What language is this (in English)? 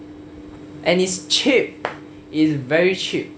English